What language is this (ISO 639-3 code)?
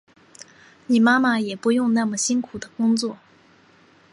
zho